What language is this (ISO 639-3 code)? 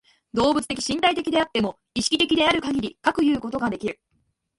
jpn